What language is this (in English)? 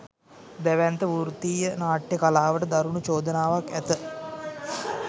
Sinhala